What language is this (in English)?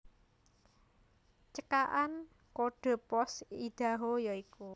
Javanese